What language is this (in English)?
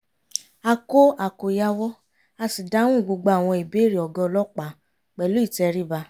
Yoruba